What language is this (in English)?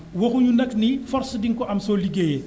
Wolof